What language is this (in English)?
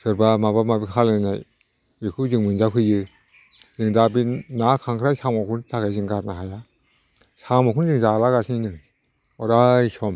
Bodo